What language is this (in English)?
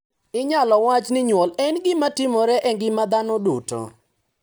Luo (Kenya and Tanzania)